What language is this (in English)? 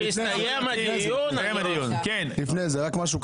Hebrew